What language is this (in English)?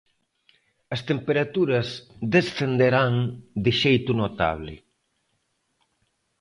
Galician